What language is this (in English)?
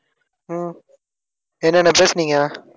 Tamil